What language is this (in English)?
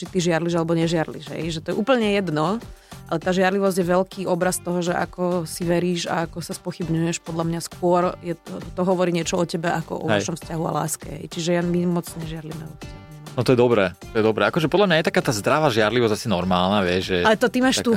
Slovak